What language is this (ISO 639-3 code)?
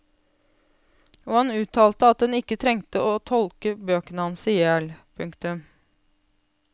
nor